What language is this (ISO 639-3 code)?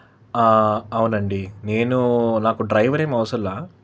tel